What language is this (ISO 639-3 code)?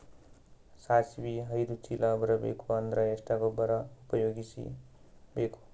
kan